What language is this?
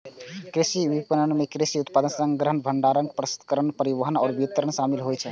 Maithili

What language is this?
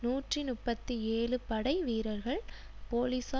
Tamil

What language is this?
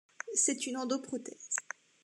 French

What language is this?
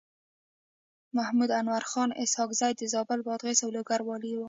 Pashto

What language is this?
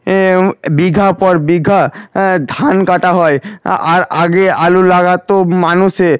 Bangla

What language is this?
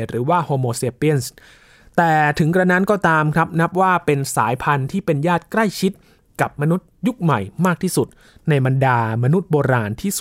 Thai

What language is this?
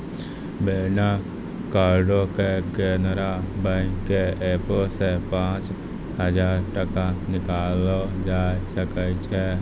Maithili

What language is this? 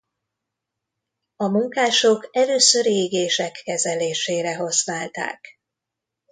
Hungarian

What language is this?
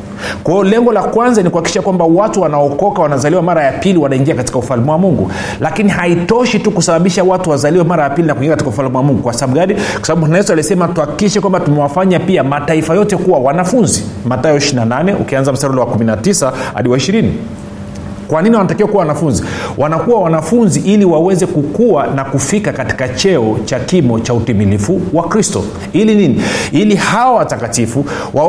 Swahili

